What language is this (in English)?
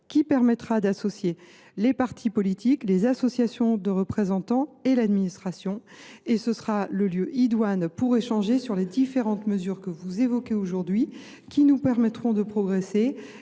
French